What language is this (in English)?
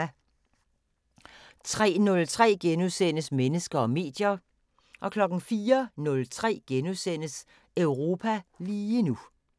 Danish